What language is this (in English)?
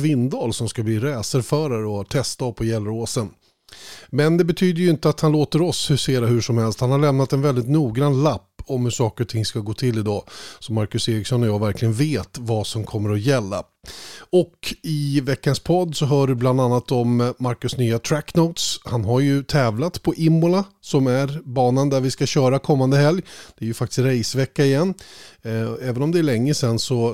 Swedish